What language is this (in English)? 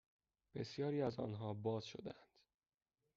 Persian